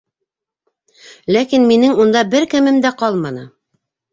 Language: Bashkir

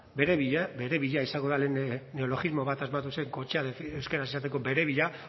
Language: Basque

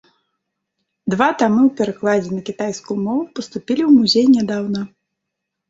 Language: Belarusian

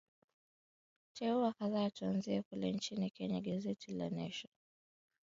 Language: Swahili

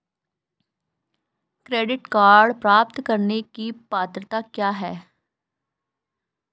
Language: Hindi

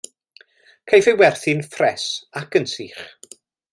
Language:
Welsh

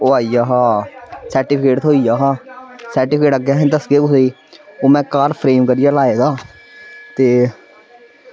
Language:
Dogri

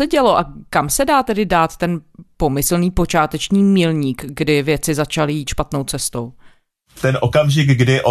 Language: Czech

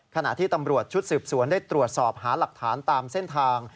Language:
Thai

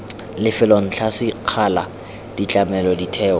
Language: Tswana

